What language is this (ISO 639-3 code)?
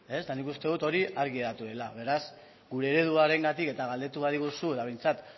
eus